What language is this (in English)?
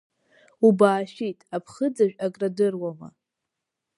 Abkhazian